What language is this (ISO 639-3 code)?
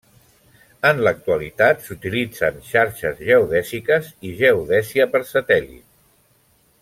cat